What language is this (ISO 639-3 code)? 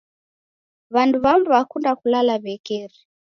dav